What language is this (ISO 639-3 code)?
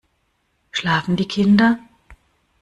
deu